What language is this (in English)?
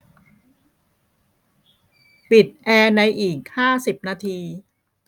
Thai